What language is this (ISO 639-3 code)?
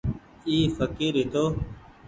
gig